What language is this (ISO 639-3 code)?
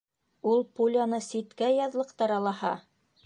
bak